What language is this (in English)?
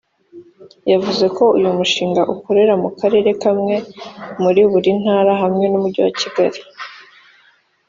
Kinyarwanda